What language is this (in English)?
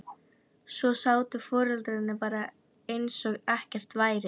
Icelandic